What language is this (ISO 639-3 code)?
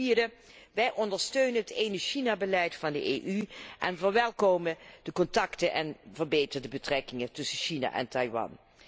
nld